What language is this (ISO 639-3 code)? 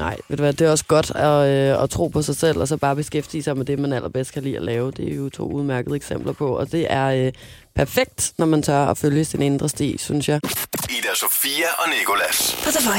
dan